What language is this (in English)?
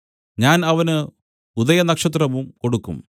Malayalam